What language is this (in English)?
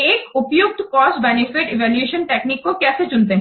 Hindi